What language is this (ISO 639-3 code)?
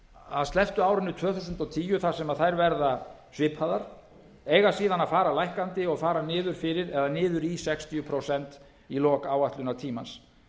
isl